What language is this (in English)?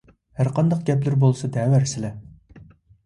Uyghur